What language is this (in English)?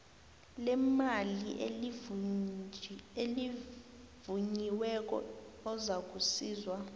South Ndebele